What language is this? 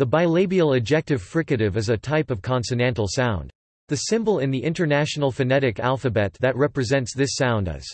English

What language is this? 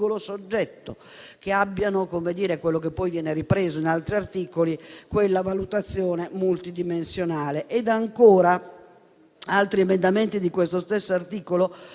Italian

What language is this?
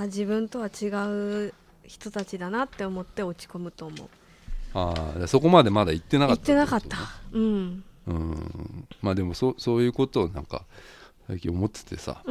Japanese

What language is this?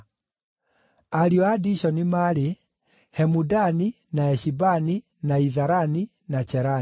Kikuyu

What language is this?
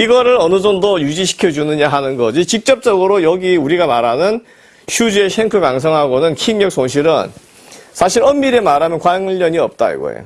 Korean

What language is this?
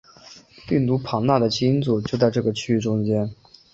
Chinese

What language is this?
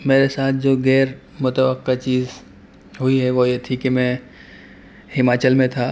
Urdu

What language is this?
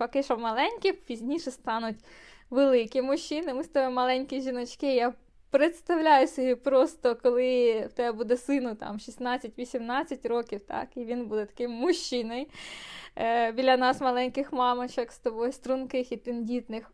Ukrainian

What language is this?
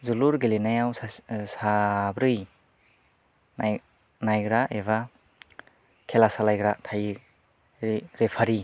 Bodo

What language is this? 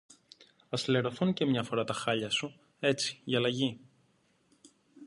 Greek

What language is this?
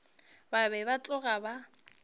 Northern Sotho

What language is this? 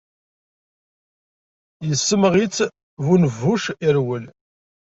Kabyle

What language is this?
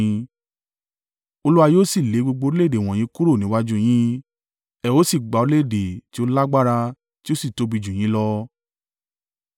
Yoruba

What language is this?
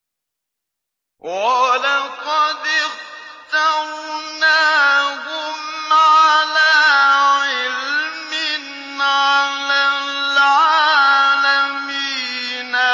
Arabic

